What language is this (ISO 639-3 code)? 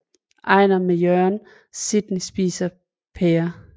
dan